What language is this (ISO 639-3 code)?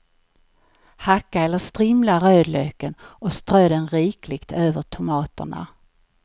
swe